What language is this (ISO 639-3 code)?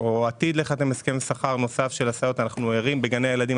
heb